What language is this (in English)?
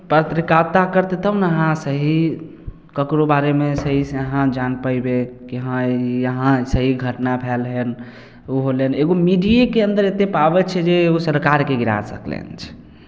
Maithili